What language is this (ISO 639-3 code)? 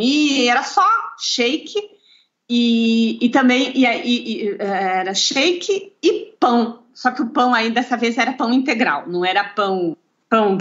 por